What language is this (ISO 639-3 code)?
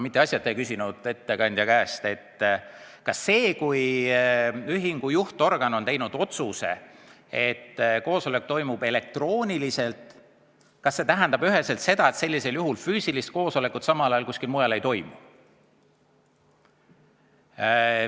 est